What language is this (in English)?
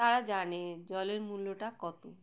Bangla